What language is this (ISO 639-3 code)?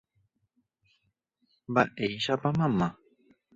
grn